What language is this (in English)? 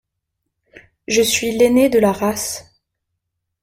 French